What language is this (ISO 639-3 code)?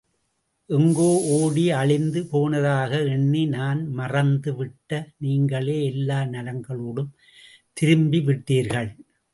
tam